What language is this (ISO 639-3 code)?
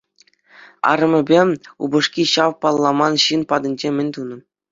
chv